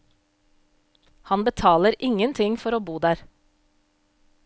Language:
Norwegian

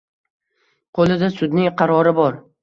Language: Uzbek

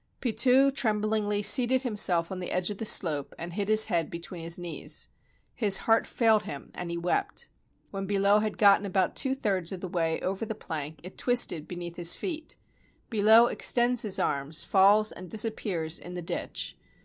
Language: English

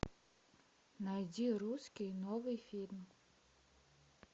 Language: Russian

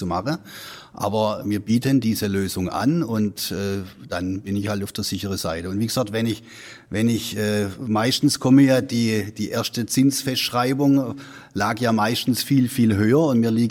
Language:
German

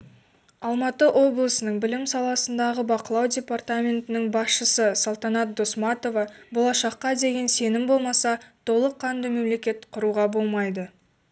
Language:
Kazakh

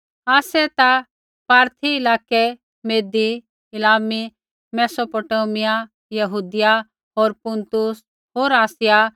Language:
Kullu Pahari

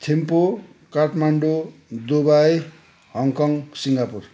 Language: Nepali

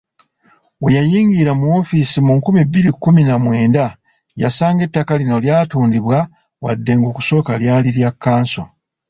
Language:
Ganda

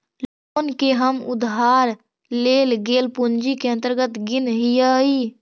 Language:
Magahi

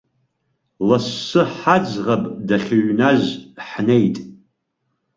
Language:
Abkhazian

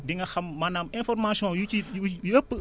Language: Wolof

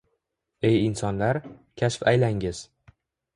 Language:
Uzbek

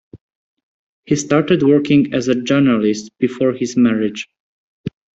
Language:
English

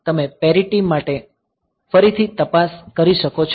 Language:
Gujarati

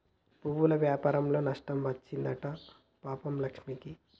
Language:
Telugu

